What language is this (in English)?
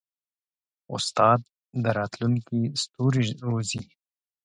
Pashto